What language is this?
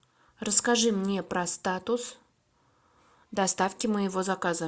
Russian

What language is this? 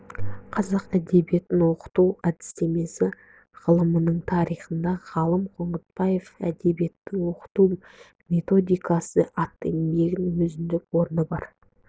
Kazakh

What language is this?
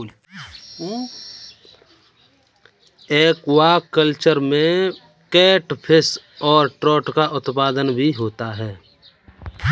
Hindi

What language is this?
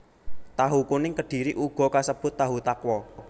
Javanese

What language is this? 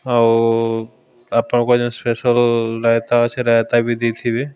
Odia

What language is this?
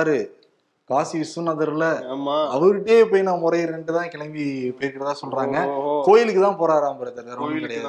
Tamil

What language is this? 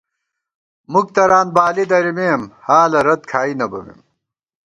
Gawar-Bati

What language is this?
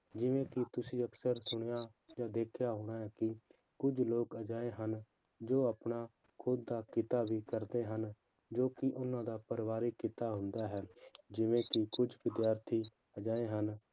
Punjabi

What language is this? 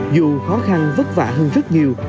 Vietnamese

